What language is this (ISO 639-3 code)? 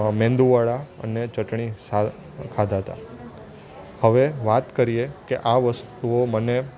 guj